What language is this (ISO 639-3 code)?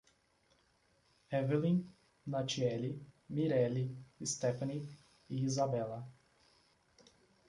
por